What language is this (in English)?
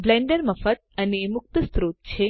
Gujarati